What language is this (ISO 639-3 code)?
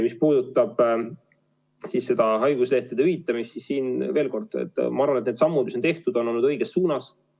est